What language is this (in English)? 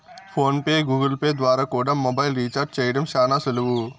Telugu